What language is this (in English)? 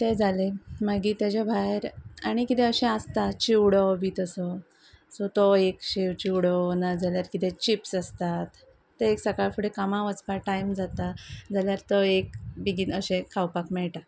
Konkani